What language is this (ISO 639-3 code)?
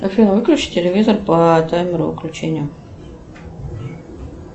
rus